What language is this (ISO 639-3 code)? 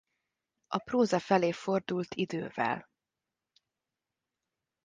hun